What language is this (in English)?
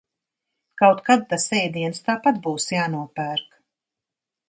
Latvian